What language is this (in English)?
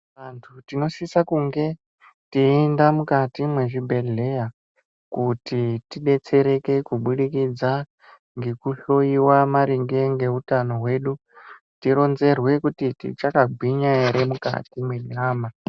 Ndau